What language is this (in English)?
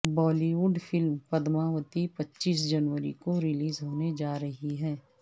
Urdu